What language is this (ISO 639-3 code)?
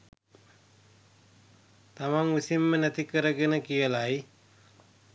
sin